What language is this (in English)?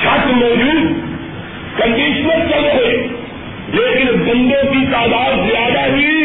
Urdu